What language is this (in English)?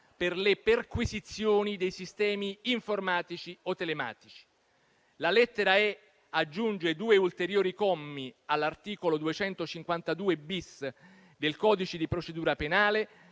Italian